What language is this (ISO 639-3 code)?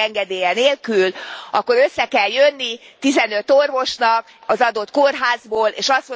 hun